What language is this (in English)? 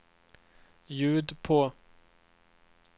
Swedish